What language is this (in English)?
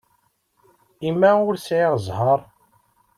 Kabyle